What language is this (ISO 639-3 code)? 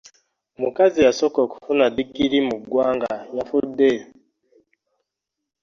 lug